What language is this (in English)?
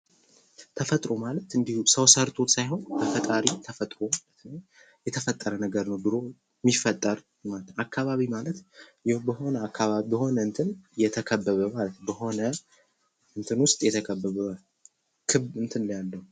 Amharic